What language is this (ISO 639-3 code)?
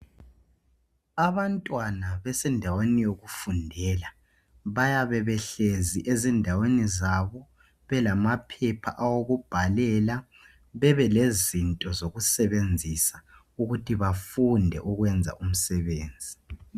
nde